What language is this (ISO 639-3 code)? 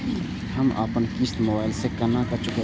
mai